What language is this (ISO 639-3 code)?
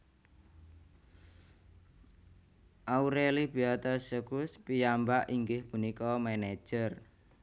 jav